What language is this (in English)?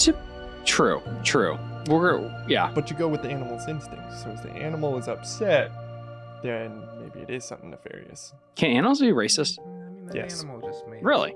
English